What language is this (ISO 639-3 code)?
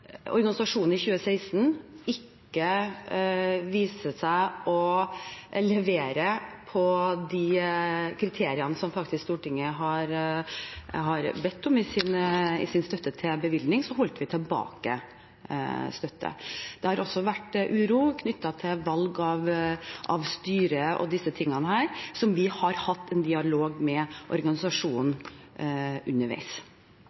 nob